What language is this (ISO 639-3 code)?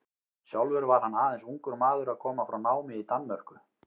isl